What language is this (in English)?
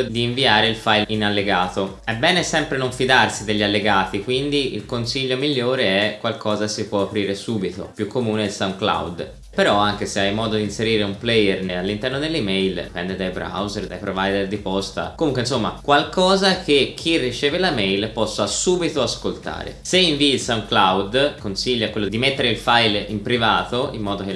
Italian